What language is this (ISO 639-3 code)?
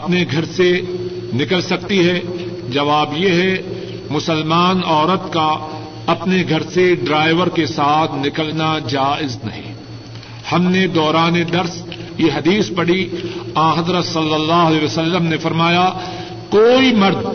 urd